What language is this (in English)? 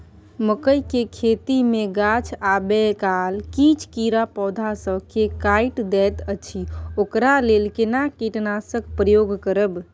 Maithili